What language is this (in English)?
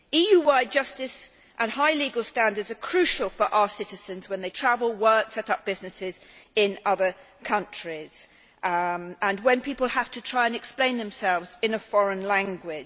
English